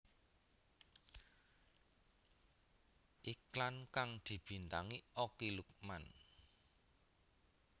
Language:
Javanese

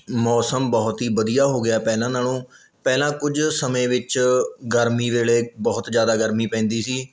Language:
Punjabi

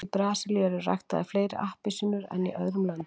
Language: Icelandic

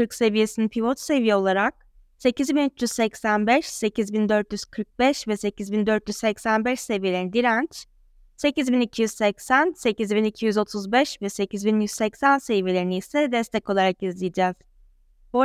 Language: Turkish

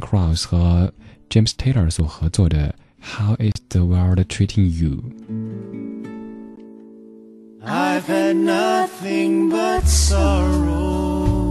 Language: Chinese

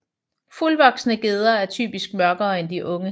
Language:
Danish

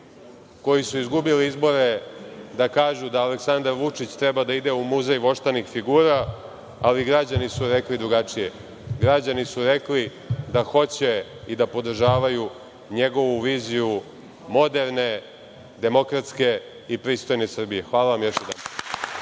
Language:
Serbian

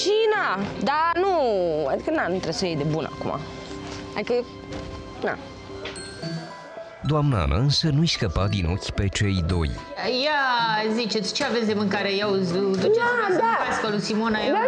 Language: Romanian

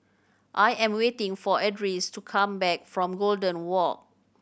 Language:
English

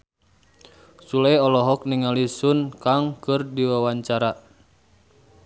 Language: Sundanese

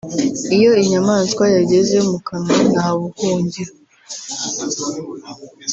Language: Kinyarwanda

